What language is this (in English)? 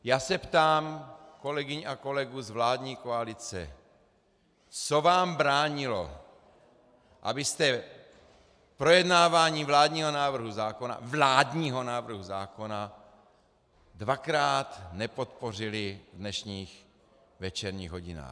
Czech